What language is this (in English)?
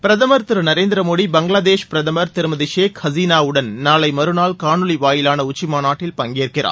Tamil